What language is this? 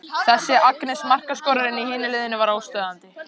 Icelandic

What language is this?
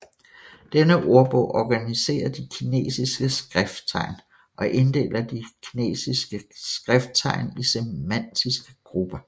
Danish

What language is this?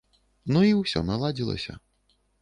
Belarusian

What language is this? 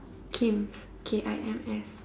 English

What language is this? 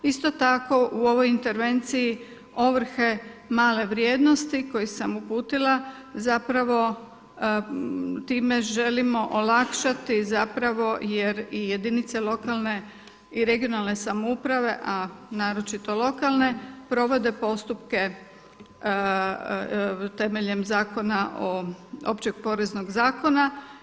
Croatian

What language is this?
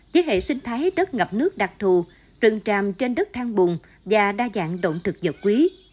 Vietnamese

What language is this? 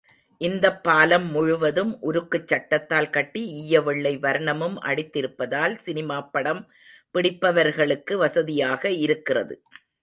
Tamil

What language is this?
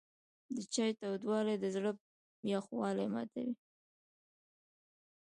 Pashto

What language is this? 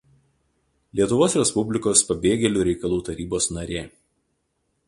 Lithuanian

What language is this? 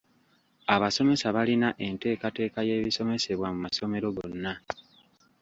Ganda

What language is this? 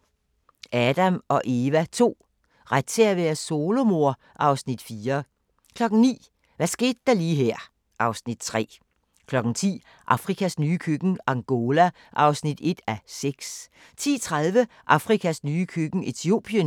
Danish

